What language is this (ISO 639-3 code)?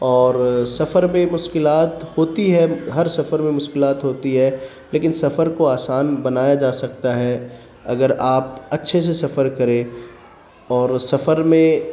urd